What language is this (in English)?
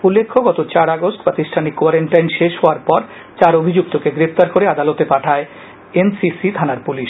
Bangla